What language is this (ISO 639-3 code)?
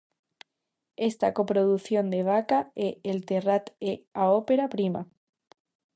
glg